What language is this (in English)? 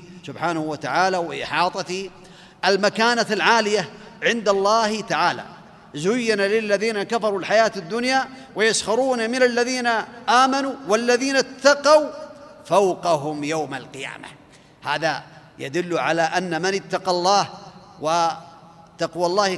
Arabic